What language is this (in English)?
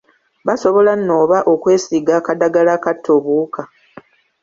Ganda